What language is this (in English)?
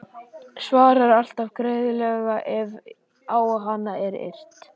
Icelandic